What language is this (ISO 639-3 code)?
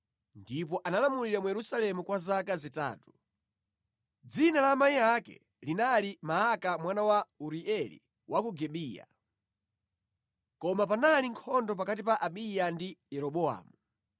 nya